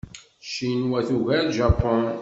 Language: Kabyle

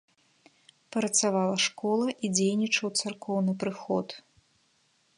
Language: Belarusian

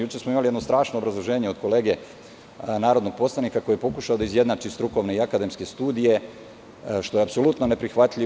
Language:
Serbian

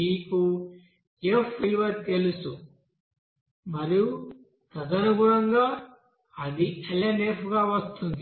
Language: Telugu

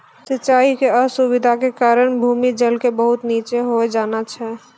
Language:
Maithili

